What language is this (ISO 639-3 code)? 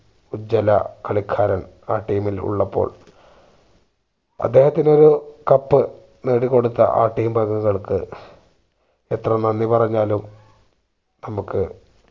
mal